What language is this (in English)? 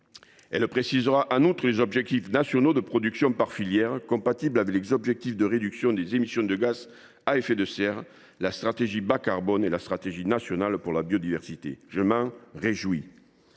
French